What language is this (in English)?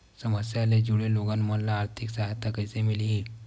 Chhattisgarhi